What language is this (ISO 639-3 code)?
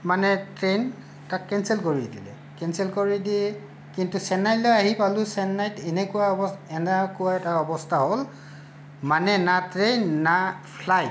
asm